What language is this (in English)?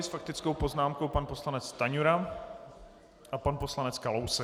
Czech